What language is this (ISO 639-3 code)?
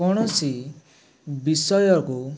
ori